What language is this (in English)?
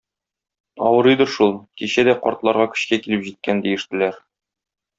Tatar